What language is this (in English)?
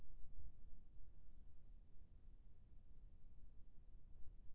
Chhattisgarhi